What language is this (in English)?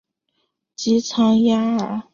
Chinese